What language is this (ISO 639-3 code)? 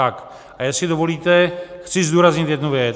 ces